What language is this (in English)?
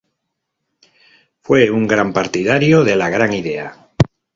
Spanish